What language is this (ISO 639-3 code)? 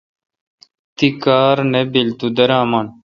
xka